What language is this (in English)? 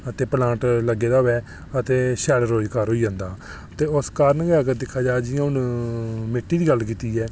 Dogri